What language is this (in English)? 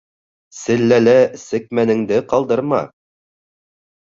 Bashkir